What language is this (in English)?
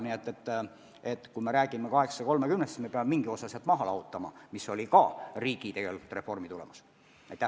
Estonian